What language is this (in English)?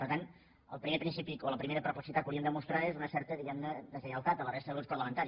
Catalan